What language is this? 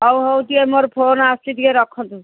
Odia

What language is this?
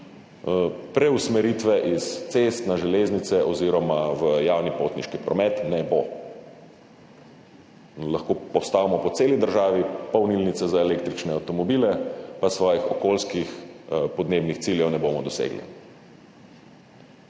Slovenian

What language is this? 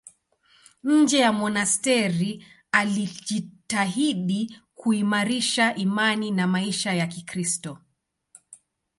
Swahili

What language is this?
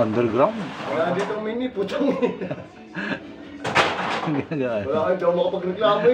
Indonesian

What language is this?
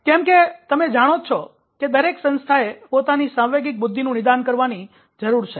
Gujarati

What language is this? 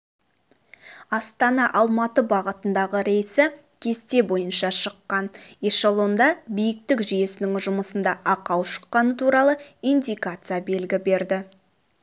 Kazakh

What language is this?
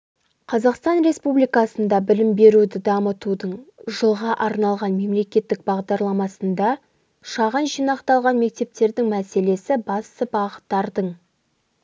Kazakh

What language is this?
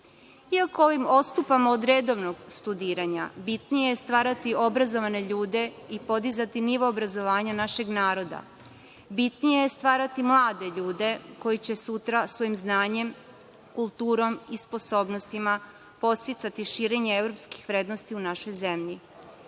Serbian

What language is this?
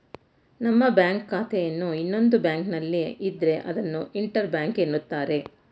Kannada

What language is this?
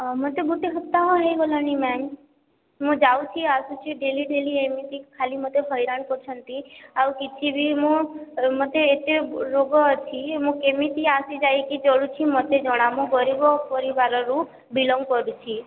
Odia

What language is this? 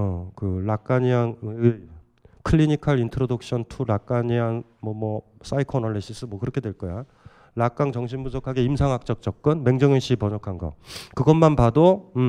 Korean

